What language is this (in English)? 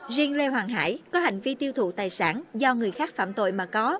Vietnamese